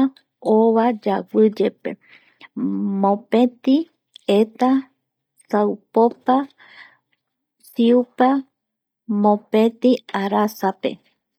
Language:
Eastern Bolivian Guaraní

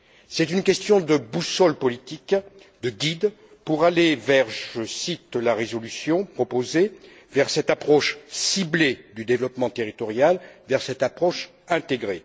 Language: French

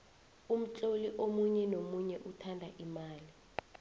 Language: South Ndebele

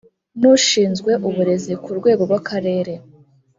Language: Kinyarwanda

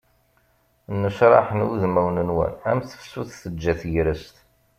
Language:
Kabyle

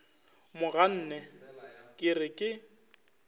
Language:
Northern Sotho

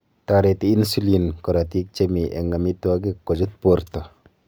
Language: Kalenjin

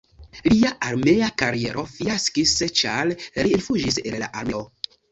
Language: Esperanto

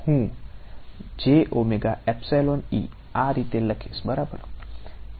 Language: Gujarati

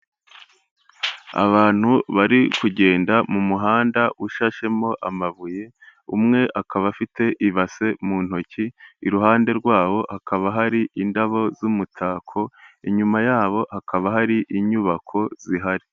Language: Kinyarwanda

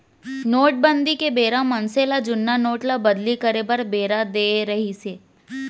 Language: Chhattisgarhi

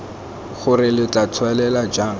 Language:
Tswana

